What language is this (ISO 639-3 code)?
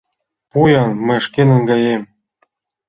chm